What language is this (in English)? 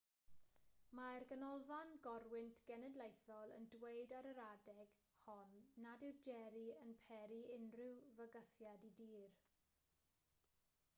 Welsh